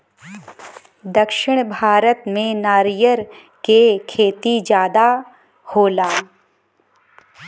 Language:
Bhojpuri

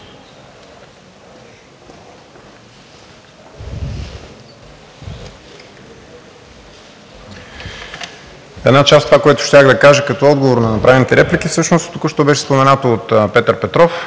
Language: Bulgarian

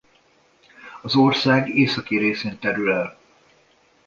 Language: Hungarian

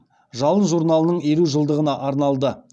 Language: Kazakh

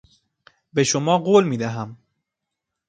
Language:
Persian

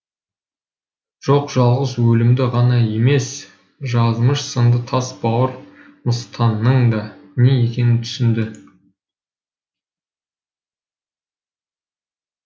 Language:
Kazakh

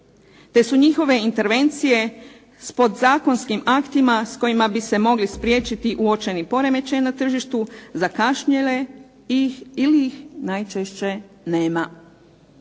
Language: Croatian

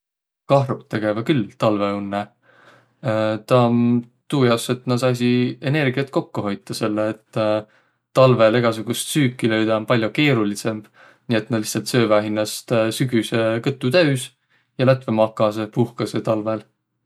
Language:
Võro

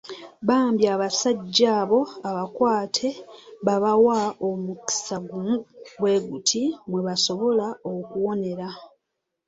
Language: Ganda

